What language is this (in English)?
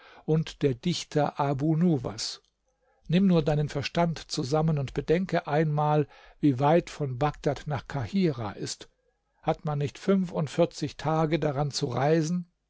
German